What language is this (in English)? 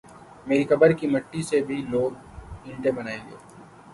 Urdu